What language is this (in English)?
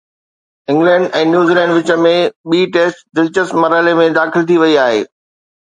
Sindhi